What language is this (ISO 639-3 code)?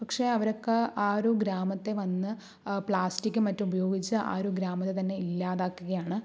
mal